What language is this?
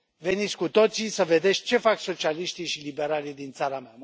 Romanian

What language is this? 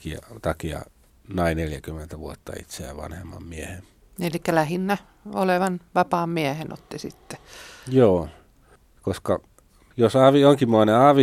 Finnish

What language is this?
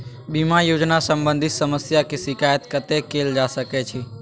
Maithili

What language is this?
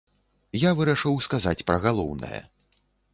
Belarusian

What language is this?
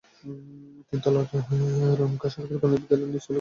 Bangla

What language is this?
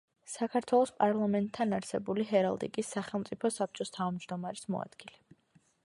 Georgian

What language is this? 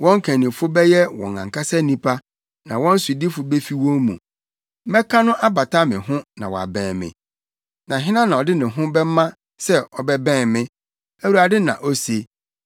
Akan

